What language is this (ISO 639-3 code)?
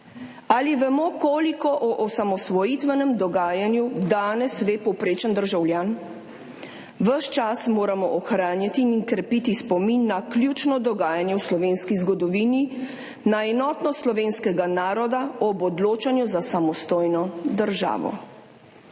slv